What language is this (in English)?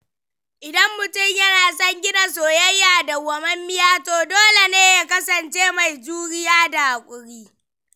Hausa